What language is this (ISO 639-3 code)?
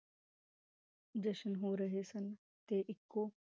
pan